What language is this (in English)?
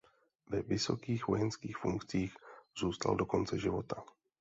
Czech